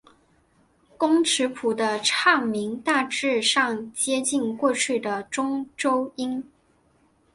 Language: Chinese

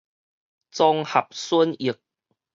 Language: Min Nan Chinese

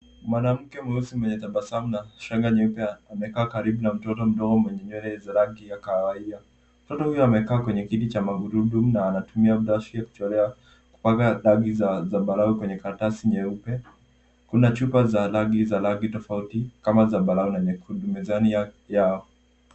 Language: Swahili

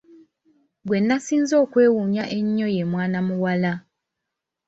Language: Ganda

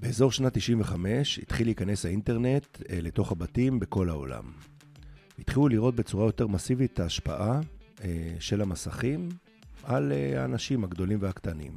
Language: Hebrew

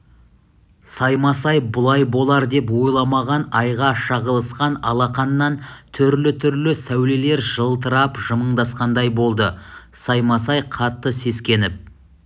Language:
Kazakh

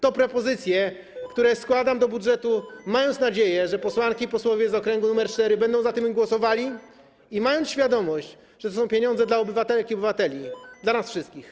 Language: Polish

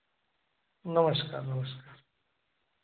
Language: Hindi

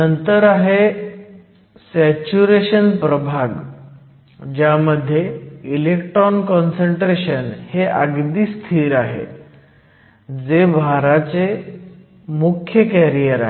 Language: Marathi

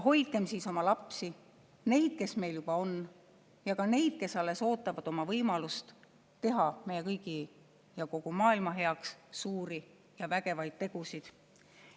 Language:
Estonian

